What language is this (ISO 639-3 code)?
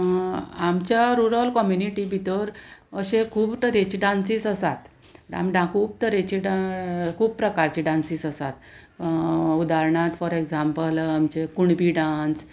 kok